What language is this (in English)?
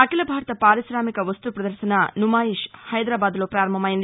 Telugu